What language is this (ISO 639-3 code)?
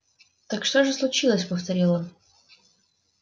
rus